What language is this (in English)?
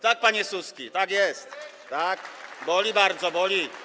Polish